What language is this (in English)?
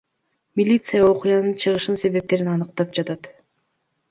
Kyrgyz